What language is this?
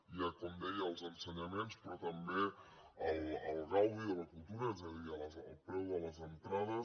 Catalan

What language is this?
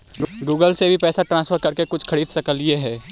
Magahi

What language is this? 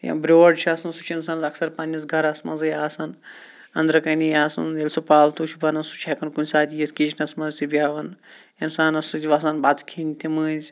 Kashmiri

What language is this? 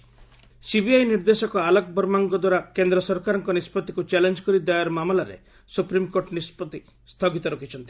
Odia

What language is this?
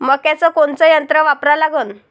Marathi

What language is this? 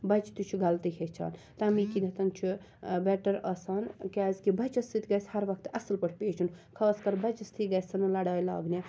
Kashmiri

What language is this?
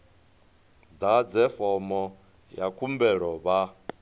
Venda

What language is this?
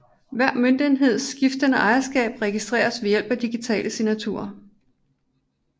Danish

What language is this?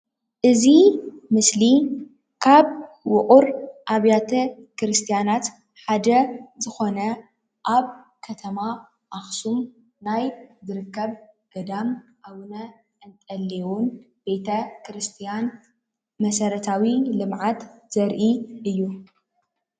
Tigrinya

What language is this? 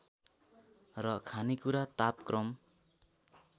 Nepali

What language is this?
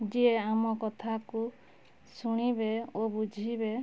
Odia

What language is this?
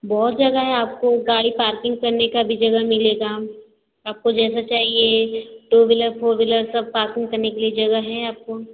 Hindi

